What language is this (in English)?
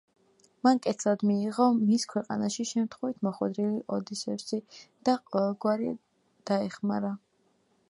Georgian